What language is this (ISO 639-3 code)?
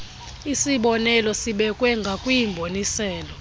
xho